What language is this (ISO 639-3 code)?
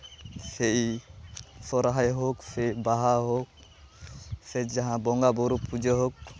sat